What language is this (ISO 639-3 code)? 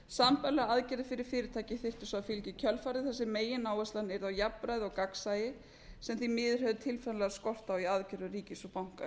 isl